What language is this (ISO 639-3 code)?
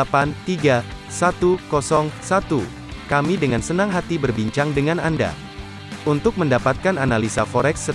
ind